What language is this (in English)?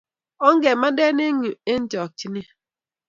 Kalenjin